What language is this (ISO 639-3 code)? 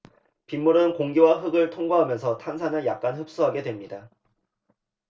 kor